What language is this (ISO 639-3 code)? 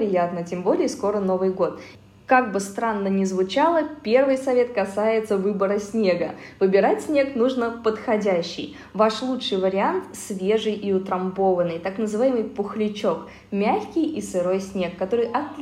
rus